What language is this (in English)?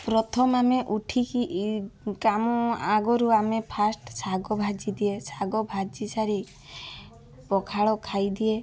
Odia